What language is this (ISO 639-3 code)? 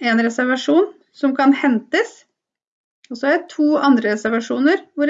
nor